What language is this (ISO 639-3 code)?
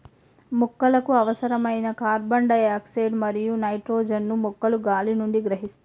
tel